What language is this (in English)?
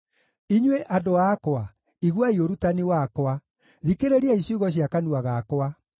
Kikuyu